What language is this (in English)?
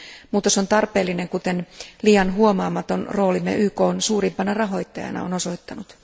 Finnish